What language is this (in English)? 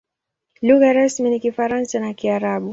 Swahili